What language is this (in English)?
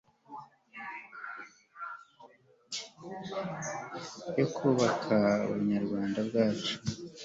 Kinyarwanda